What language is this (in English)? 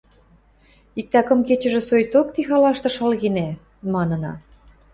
Western Mari